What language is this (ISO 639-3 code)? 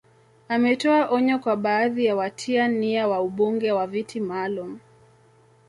swa